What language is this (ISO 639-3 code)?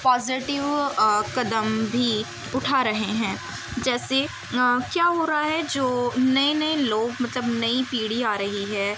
urd